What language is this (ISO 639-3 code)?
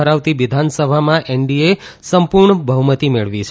guj